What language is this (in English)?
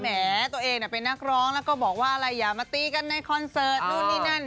Thai